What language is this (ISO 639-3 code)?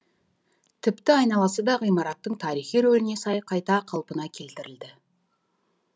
kaz